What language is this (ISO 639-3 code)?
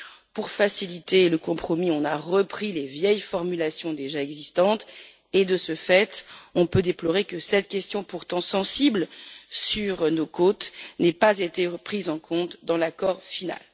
fra